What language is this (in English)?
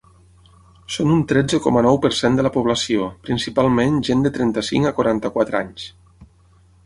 Catalan